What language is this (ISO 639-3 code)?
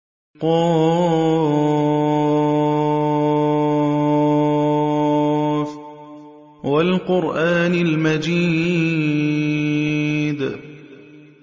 ara